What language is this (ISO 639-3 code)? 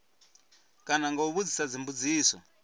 ven